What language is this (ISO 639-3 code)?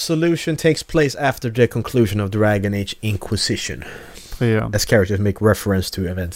swe